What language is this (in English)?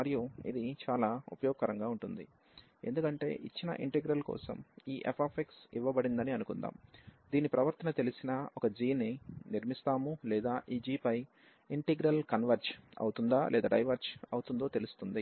Telugu